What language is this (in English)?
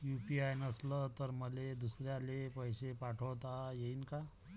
Marathi